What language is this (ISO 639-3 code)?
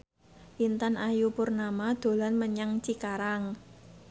jav